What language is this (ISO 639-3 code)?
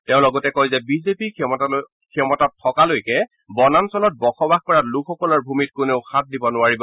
asm